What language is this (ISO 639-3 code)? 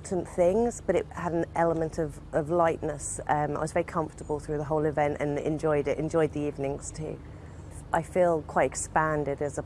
eng